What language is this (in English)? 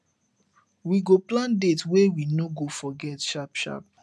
Nigerian Pidgin